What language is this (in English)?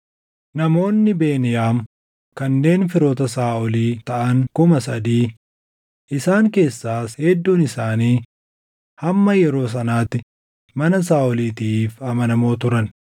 Oromo